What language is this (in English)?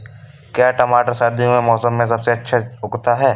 Hindi